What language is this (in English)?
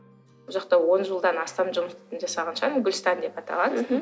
Kazakh